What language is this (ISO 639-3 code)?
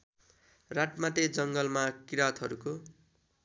nep